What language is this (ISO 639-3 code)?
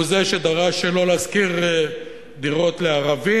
heb